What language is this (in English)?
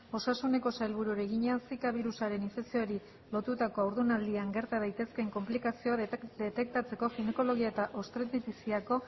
Basque